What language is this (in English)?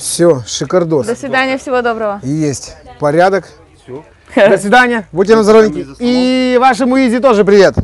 Russian